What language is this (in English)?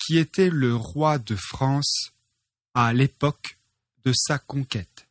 French